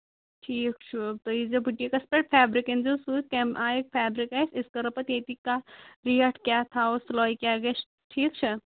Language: Kashmiri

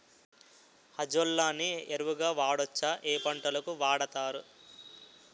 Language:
Telugu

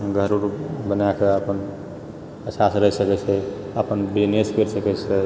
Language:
Maithili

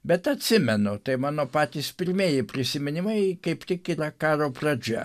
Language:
Lithuanian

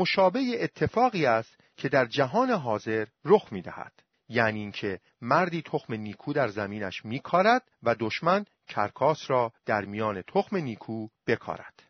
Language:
Persian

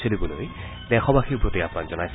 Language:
Assamese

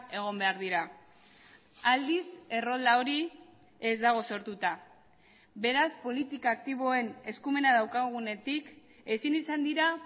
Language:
Basque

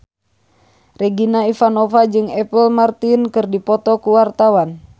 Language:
Sundanese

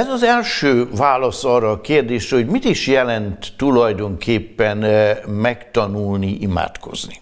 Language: Hungarian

